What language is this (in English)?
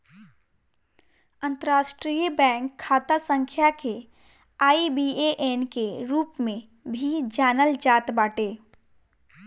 Bhojpuri